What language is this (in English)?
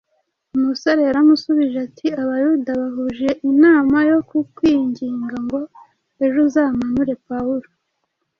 Kinyarwanda